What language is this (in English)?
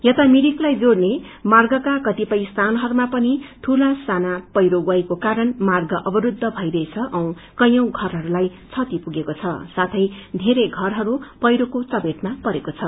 Nepali